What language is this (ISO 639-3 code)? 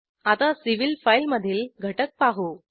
mar